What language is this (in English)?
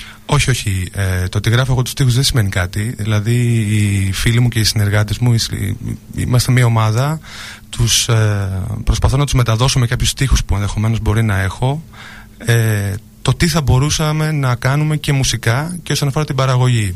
Greek